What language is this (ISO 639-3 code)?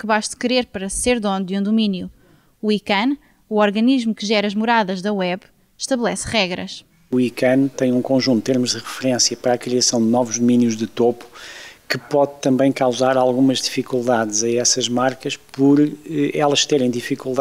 por